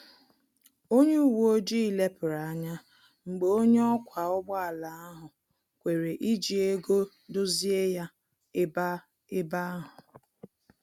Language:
Igbo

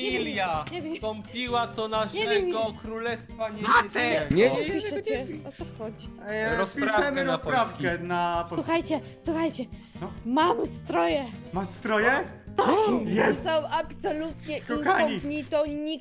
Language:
Polish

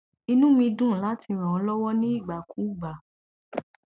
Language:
Yoruba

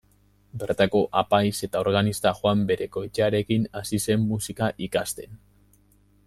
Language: Basque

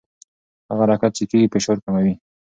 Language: Pashto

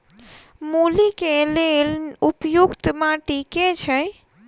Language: Maithili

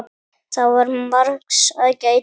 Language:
Icelandic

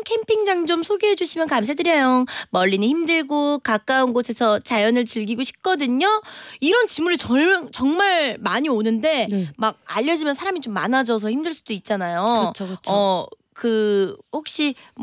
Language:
Korean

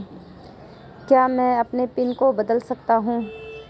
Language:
Hindi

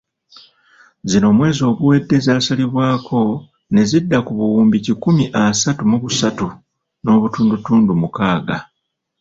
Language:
Ganda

